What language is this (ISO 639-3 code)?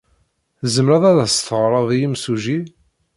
kab